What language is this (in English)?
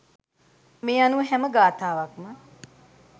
Sinhala